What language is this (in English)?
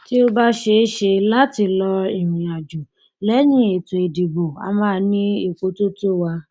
Yoruba